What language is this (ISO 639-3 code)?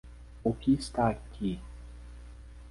por